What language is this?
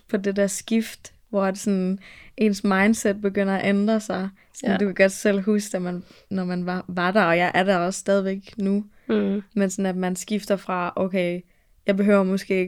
Danish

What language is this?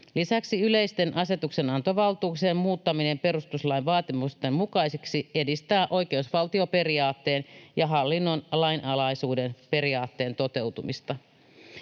Finnish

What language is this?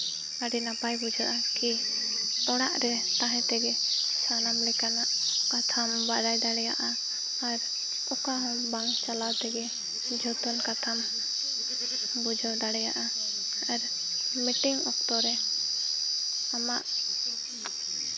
Santali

